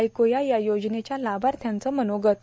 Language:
Marathi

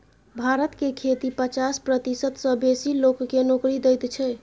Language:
Maithili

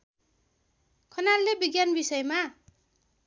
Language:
Nepali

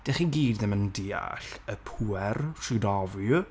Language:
Welsh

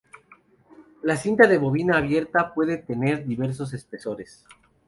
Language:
Spanish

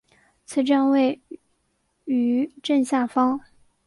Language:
Chinese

